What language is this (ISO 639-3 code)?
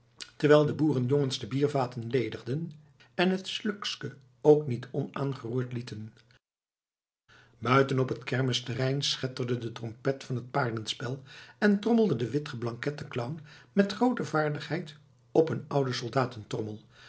nld